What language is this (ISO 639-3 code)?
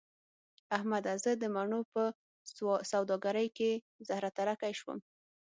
pus